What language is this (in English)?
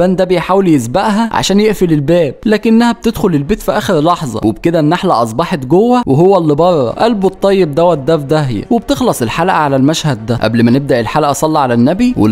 Arabic